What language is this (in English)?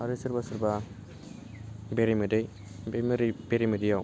Bodo